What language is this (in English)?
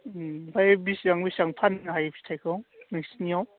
Bodo